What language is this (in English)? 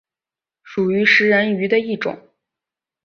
Chinese